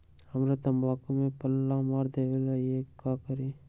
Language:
Magahi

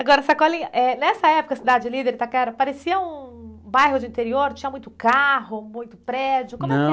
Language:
Portuguese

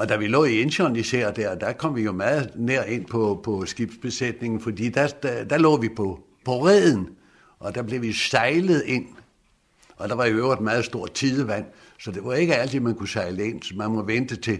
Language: Danish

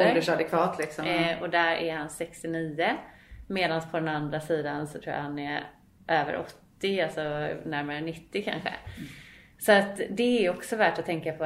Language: Swedish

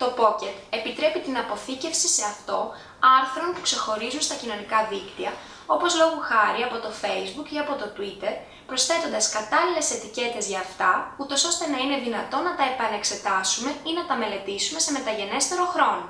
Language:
Greek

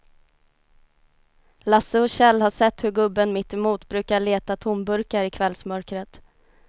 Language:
Swedish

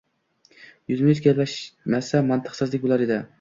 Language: Uzbek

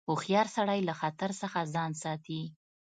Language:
Pashto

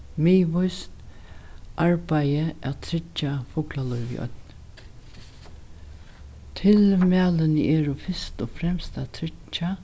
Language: Faroese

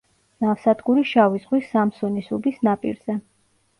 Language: Georgian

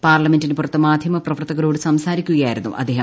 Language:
Malayalam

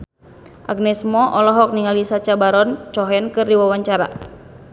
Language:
Sundanese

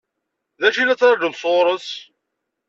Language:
Kabyle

